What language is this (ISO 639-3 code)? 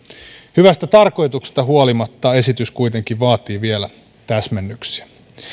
fin